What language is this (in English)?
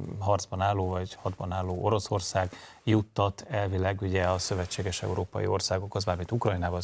Hungarian